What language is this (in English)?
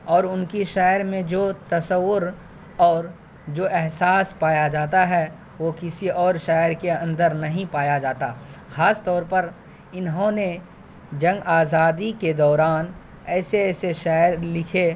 Urdu